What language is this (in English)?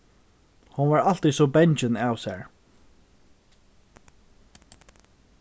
Faroese